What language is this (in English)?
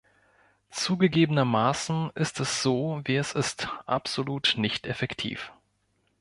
German